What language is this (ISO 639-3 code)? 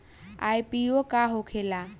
bho